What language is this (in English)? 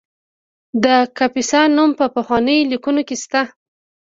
Pashto